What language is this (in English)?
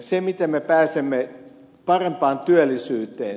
Finnish